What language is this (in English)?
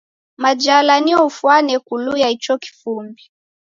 Taita